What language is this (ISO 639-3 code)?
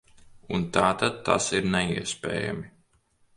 lav